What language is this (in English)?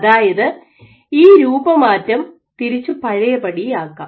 Malayalam